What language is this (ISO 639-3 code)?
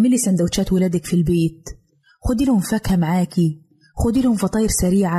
ara